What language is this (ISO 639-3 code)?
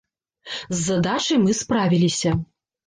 bel